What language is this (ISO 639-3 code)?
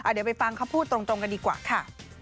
tha